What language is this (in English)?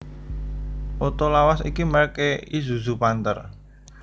Javanese